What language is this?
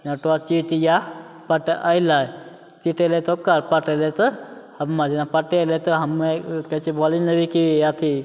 Maithili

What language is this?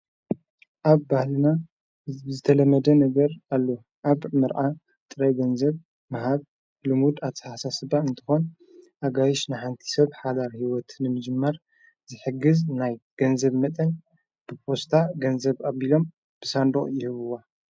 Tigrinya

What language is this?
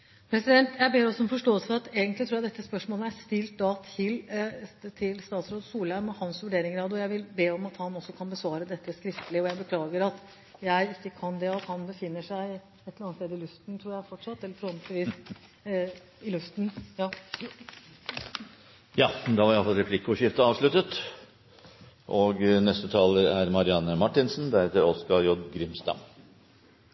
Norwegian Bokmål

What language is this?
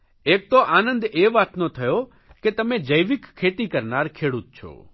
Gujarati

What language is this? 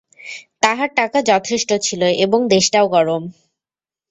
Bangla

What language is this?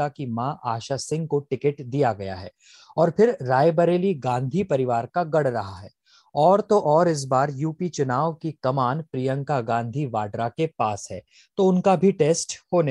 Hindi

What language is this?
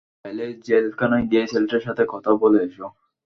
Bangla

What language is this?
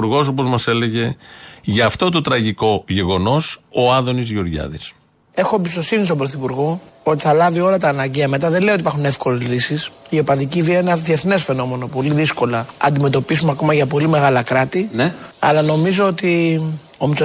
Greek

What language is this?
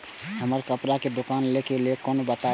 Maithili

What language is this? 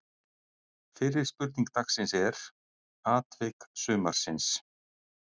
Icelandic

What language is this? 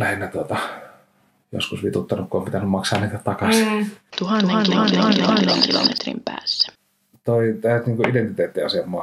Finnish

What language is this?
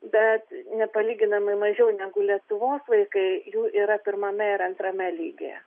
Lithuanian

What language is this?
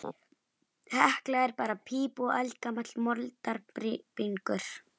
Icelandic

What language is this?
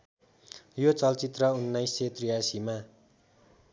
Nepali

